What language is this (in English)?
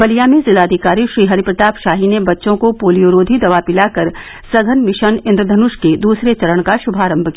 Hindi